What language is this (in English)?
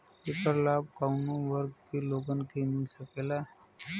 Bhojpuri